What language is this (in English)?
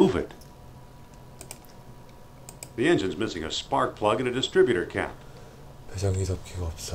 Korean